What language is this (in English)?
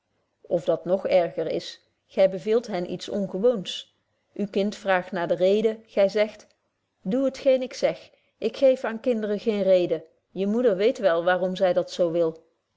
Dutch